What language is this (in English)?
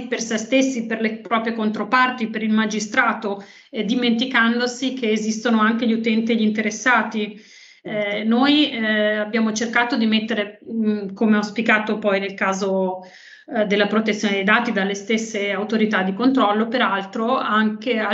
Italian